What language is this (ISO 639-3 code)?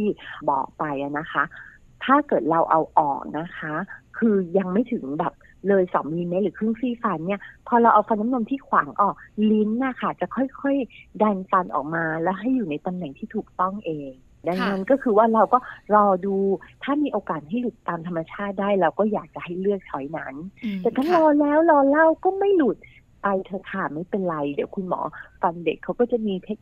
tha